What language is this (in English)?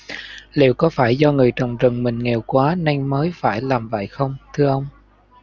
Vietnamese